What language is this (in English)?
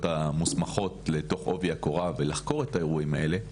Hebrew